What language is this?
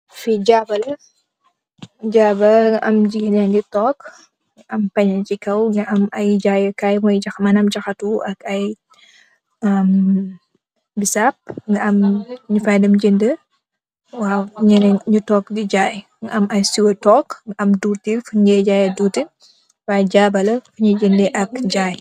Wolof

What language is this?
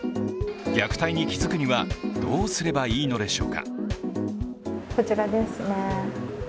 Japanese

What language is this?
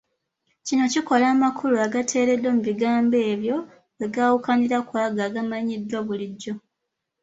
Ganda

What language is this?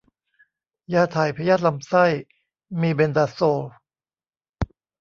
Thai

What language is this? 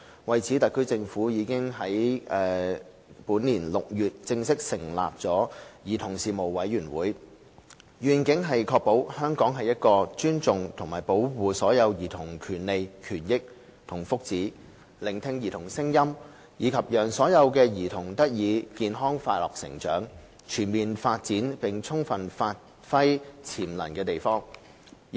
Cantonese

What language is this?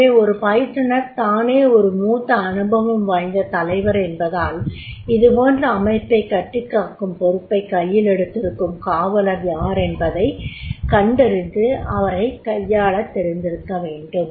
Tamil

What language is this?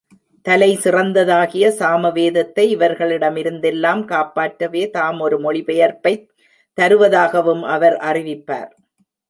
Tamil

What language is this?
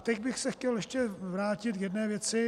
Czech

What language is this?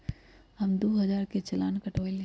Magahi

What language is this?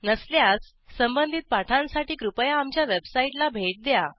Marathi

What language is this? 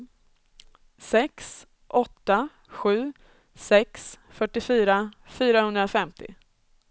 Swedish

